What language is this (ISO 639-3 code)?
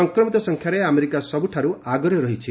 ori